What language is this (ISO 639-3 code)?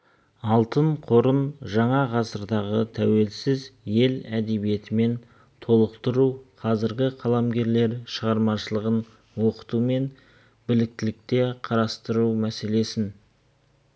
kaz